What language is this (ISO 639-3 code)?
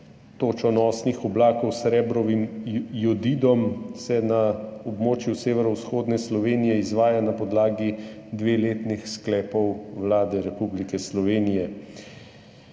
slv